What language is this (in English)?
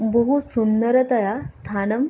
Sanskrit